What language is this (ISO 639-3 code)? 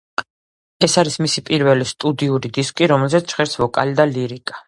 kat